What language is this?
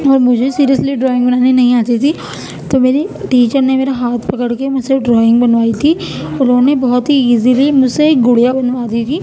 Urdu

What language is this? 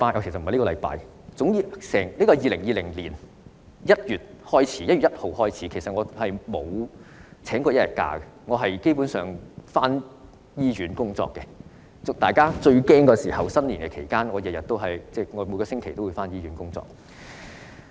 Cantonese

